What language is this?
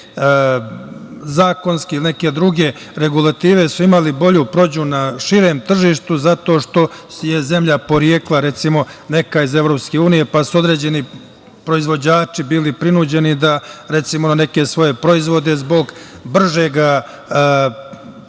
Serbian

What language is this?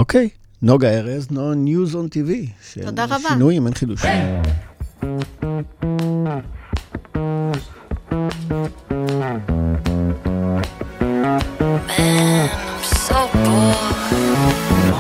Hebrew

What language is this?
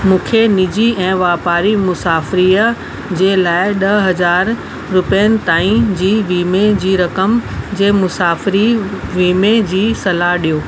Sindhi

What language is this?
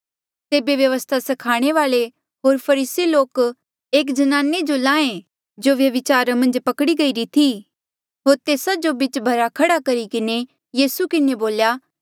Mandeali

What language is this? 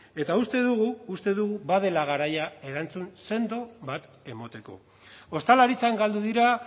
Basque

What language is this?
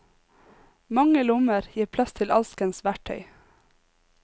Norwegian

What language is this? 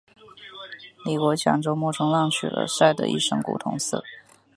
Chinese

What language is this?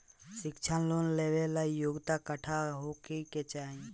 Bhojpuri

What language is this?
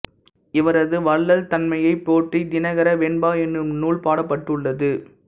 Tamil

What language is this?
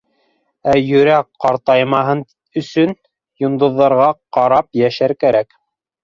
Bashkir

